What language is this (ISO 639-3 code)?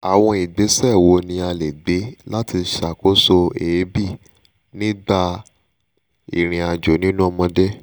yor